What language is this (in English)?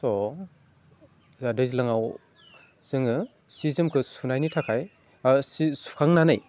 Bodo